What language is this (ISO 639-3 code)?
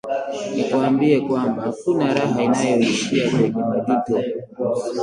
swa